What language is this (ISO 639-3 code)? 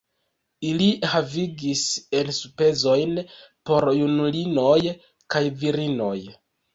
epo